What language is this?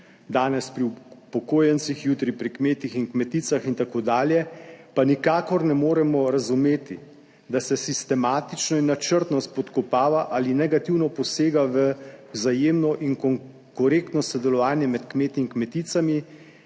Slovenian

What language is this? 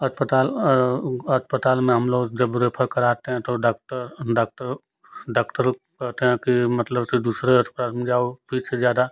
Hindi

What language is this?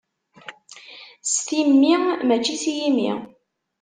Kabyle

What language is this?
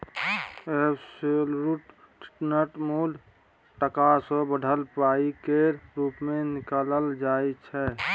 Maithili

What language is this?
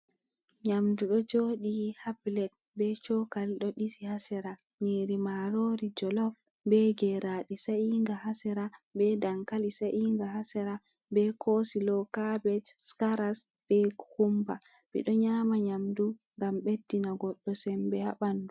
Fula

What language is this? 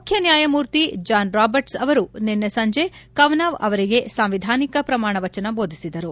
Kannada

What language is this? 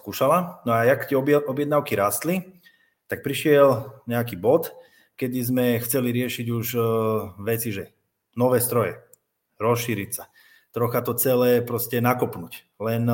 Slovak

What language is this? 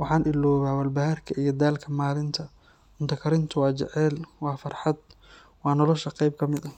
Somali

